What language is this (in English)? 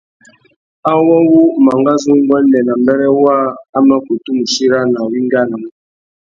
Tuki